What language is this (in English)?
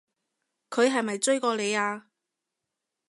Cantonese